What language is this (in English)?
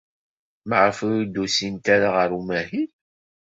Kabyle